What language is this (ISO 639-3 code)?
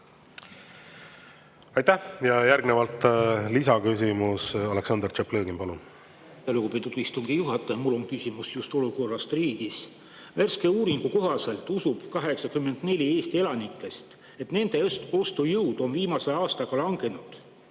est